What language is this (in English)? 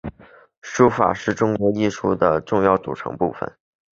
Chinese